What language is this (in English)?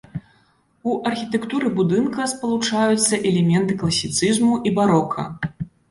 Belarusian